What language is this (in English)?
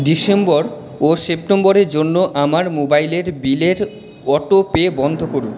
Bangla